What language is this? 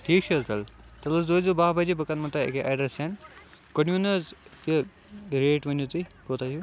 Kashmiri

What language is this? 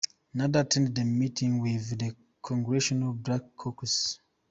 English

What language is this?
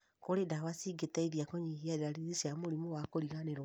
Kikuyu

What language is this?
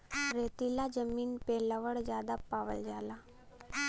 Bhojpuri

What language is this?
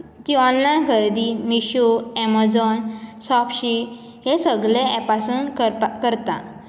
Konkani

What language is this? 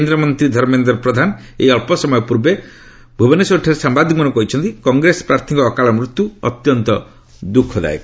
Odia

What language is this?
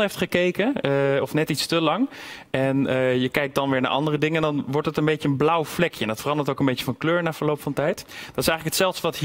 Dutch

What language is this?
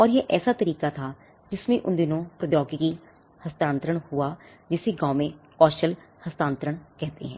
Hindi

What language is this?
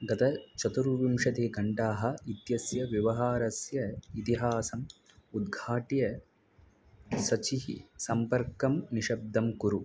Sanskrit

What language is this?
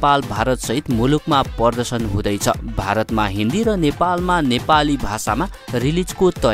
Romanian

